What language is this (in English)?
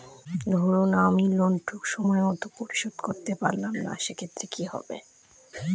Bangla